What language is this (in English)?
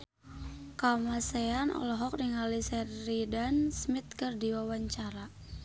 Sundanese